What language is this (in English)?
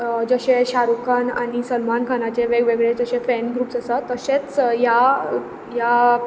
Konkani